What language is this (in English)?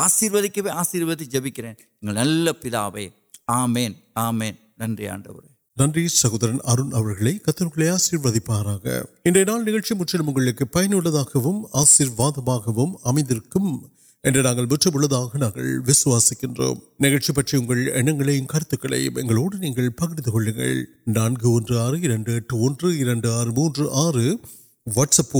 Urdu